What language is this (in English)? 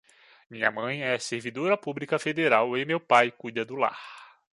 Portuguese